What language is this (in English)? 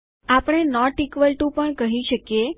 Gujarati